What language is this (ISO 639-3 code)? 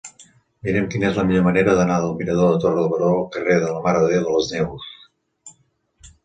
cat